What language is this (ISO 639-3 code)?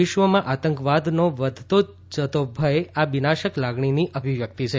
guj